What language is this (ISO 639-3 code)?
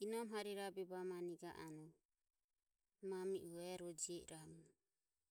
aom